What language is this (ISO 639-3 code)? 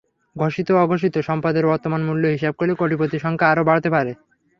ben